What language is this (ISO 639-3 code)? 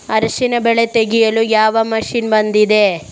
kan